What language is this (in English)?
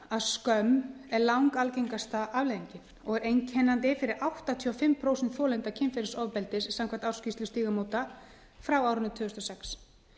Icelandic